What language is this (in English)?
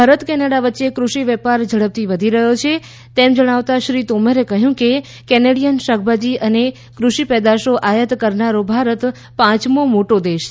Gujarati